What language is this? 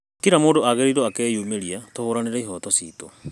Kikuyu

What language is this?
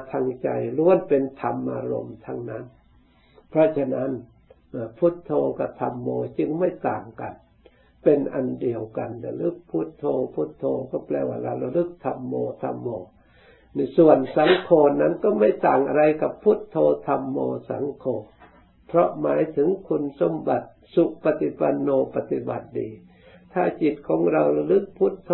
Thai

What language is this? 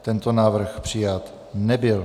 Czech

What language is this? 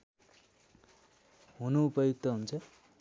Nepali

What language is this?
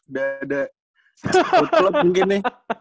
Indonesian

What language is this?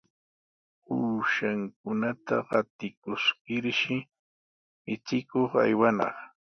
Sihuas Ancash Quechua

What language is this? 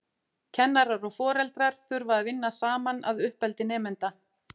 Icelandic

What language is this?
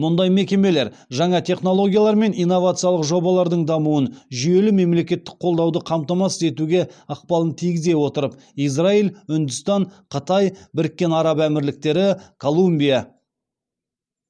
Kazakh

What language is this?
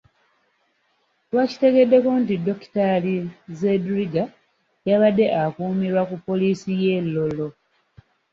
Ganda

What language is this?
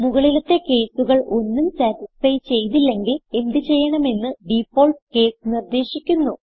Malayalam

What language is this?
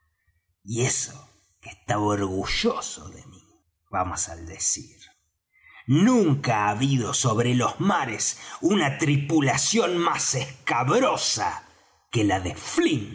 Spanish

